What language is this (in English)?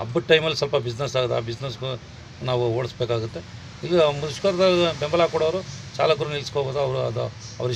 Arabic